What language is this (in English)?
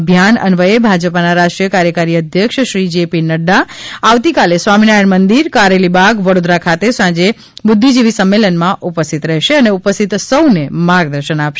Gujarati